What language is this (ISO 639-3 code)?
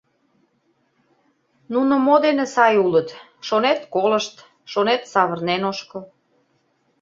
chm